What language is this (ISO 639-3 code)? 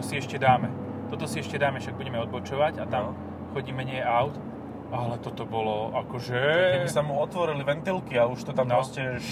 slk